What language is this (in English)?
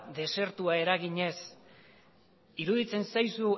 Basque